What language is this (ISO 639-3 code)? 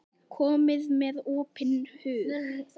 isl